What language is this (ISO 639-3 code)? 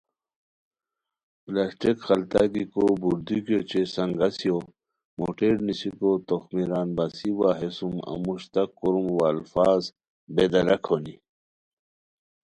khw